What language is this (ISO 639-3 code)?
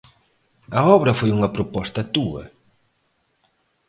glg